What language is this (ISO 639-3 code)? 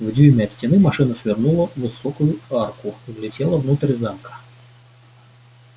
rus